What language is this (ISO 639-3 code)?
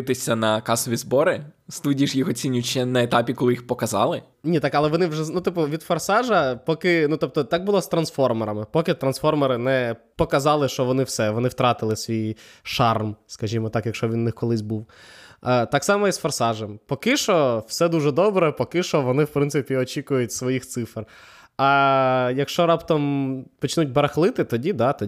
ukr